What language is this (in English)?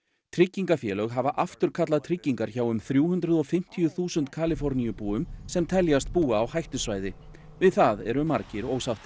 Icelandic